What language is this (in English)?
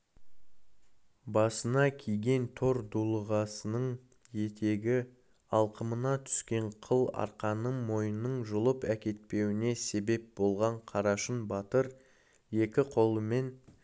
Kazakh